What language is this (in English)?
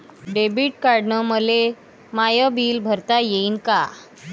Marathi